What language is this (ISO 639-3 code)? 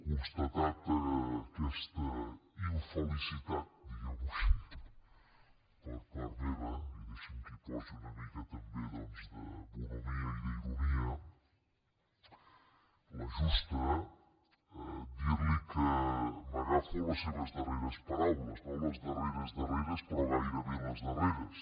cat